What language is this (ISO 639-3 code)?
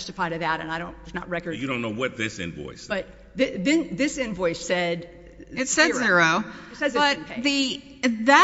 eng